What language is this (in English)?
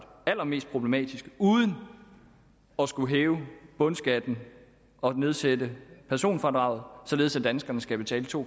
Danish